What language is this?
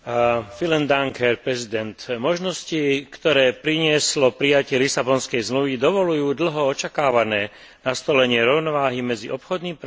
Slovak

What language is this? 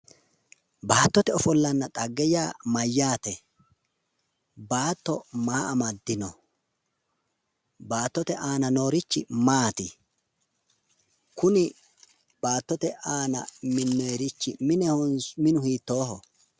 Sidamo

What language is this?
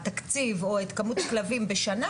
Hebrew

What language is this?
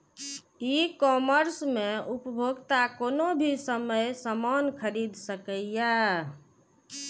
Maithili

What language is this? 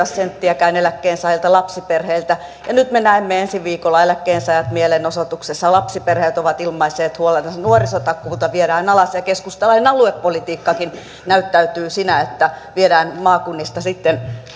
Finnish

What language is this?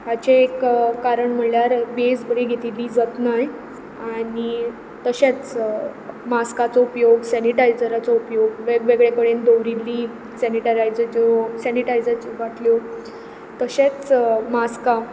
Konkani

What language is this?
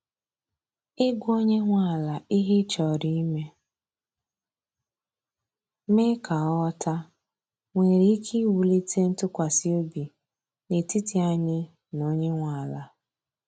Igbo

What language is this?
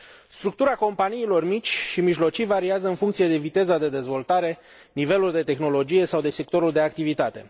Romanian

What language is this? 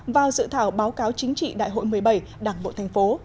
Vietnamese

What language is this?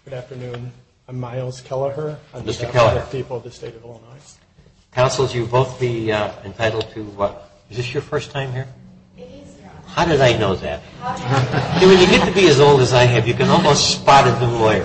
English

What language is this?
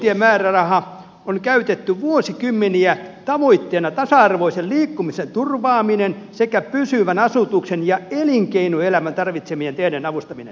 Finnish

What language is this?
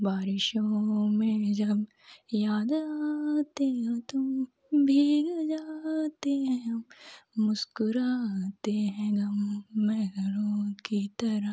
Hindi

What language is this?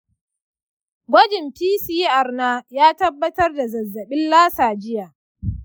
Hausa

